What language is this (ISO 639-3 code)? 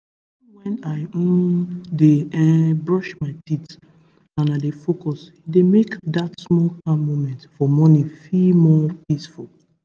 pcm